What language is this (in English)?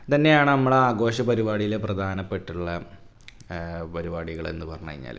Malayalam